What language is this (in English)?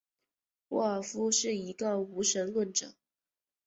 Chinese